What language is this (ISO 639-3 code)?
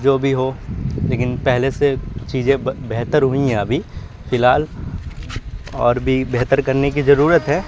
urd